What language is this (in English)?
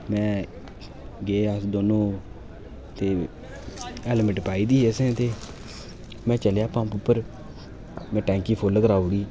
Dogri